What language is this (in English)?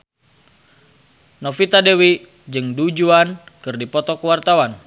Sundanese